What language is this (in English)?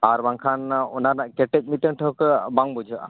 Santali